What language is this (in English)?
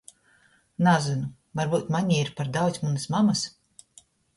Latgalian